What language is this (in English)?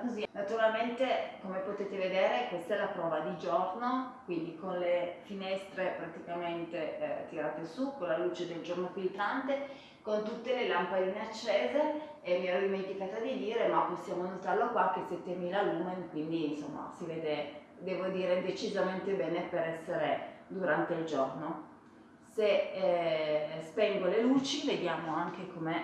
Italian